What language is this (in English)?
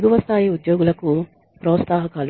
Telugu